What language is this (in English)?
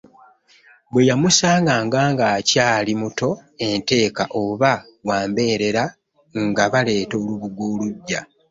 Ganda